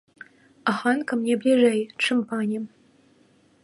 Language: Belarusian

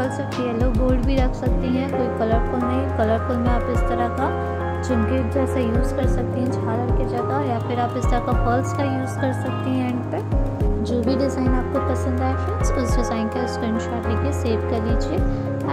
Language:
Hindi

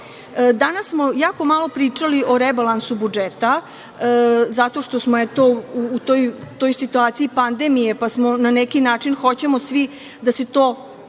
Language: Serbian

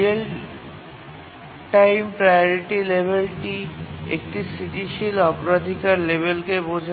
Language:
Bangla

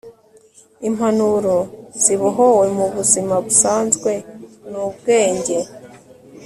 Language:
Kinyarwanda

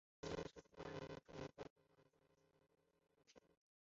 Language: Chinese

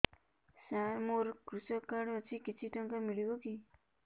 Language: Odia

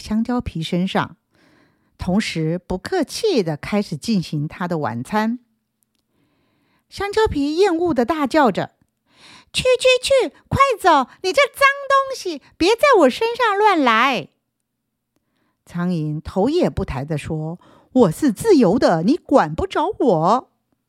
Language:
Chinese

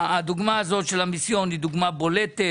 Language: Hebrew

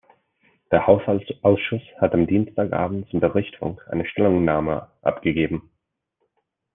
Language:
German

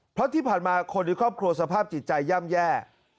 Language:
Thai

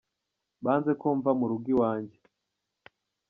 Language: Kinyarwanda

